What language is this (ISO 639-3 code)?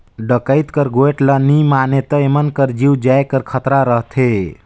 hne